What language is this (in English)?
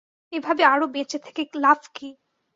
Bangla